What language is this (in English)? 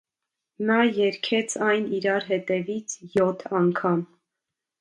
Armenian